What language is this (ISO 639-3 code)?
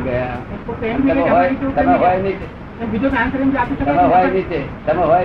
guj